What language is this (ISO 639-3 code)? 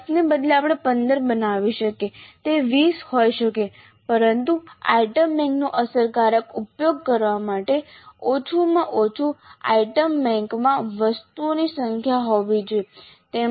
guj